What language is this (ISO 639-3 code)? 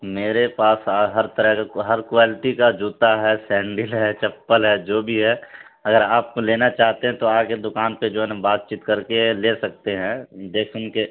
urd